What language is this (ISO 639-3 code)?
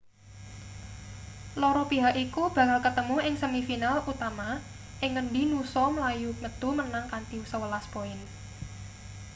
jav